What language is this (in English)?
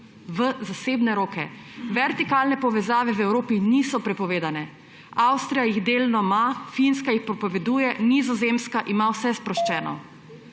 Slovenian